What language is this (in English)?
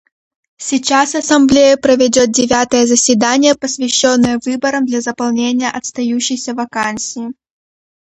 Russian